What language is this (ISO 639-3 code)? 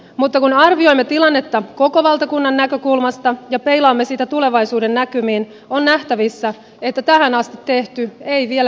fin